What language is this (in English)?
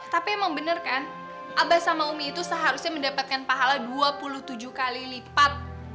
Indonesian